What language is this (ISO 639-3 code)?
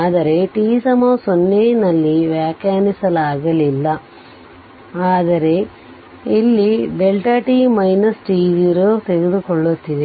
kan